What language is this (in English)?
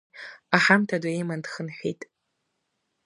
Abkhazian